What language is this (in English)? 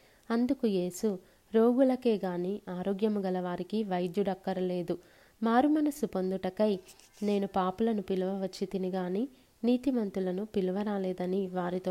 Telugu